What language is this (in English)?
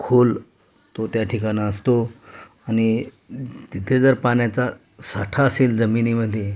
Marathi